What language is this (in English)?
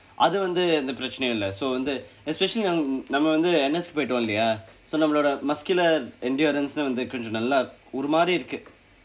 English